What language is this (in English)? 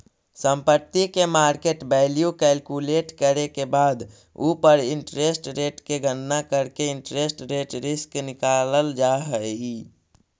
Magahi